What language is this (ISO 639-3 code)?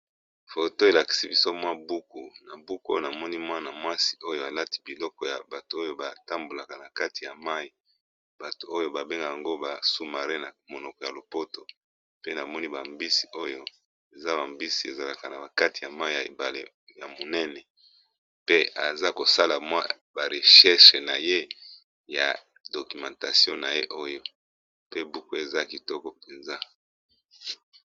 lin